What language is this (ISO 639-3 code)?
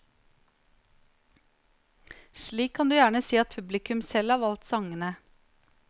nor